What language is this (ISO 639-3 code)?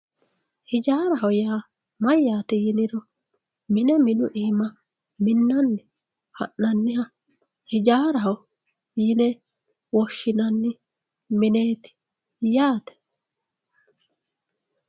sid